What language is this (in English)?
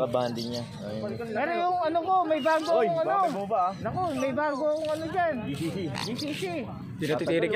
Thai